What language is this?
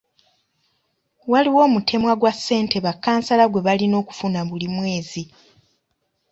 Ganda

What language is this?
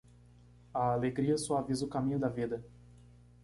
Portuguese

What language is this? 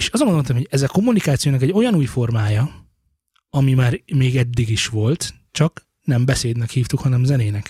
Hungarian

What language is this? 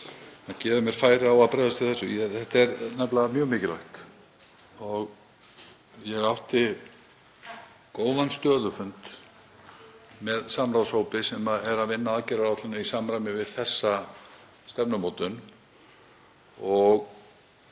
Icelandic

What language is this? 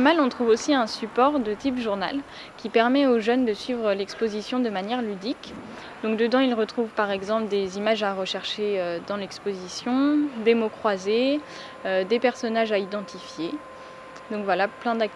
French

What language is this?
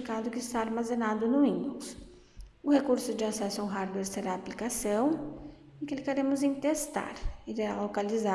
Portuguese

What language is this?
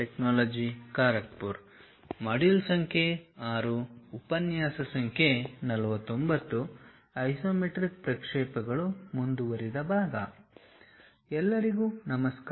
Kannada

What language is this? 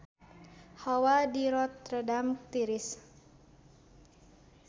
Sundanese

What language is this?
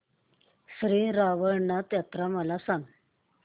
Marathi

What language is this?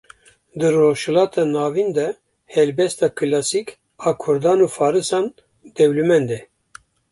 Kurdish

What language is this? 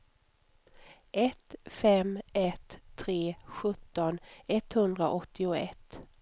Swedish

